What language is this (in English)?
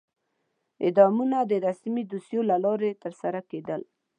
Pashto